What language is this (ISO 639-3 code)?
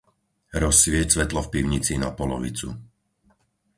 slk